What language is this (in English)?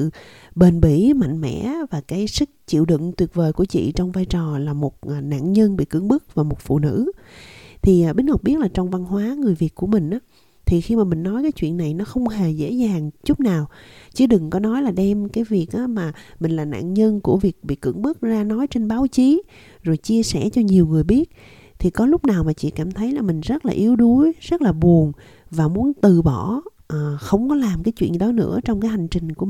Vietnamese